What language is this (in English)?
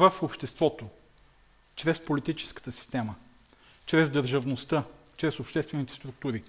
Bulgarian